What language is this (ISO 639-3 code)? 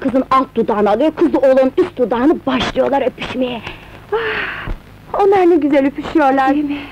tur